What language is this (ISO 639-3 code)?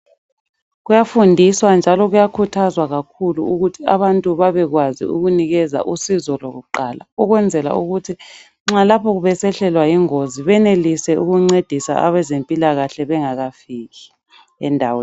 nde